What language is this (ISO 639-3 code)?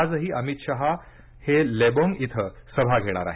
mar